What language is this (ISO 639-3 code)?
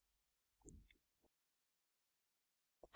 hin